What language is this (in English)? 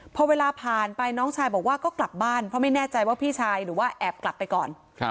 Thai